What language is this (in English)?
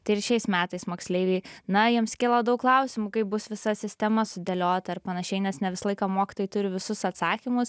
Lithuanian